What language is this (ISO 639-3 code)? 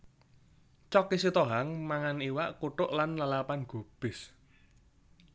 jav